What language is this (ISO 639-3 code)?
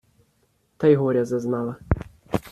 ukr